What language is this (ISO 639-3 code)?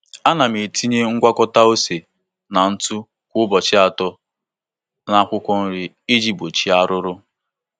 ibo